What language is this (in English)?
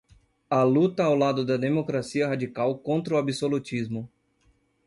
Portuguese